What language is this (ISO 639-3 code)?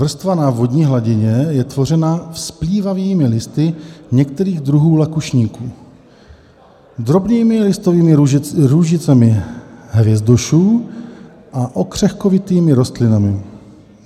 ces